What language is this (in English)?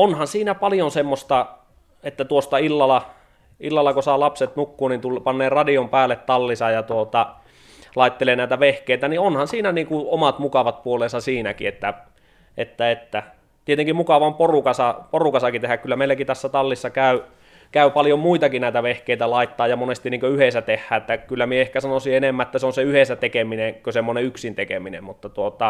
Finnish